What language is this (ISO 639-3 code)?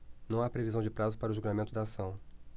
por